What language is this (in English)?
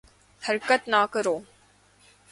Urdu